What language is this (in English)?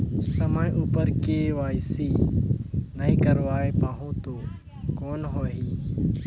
Chhattisgarhi